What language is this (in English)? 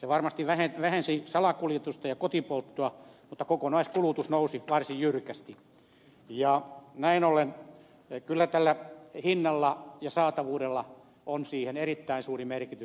Finnish